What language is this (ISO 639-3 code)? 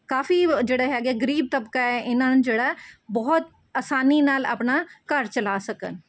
pan